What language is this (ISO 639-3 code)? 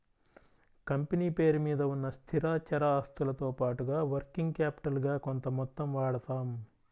tel